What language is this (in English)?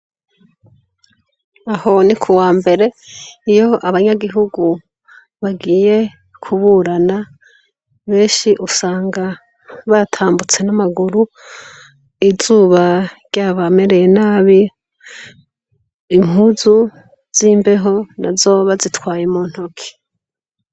Rundi